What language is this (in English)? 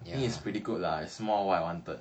English